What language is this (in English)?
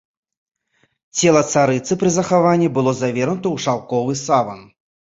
Belarusian